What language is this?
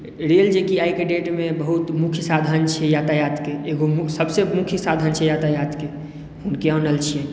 Maithili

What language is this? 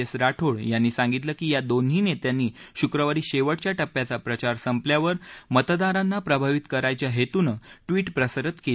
Marathi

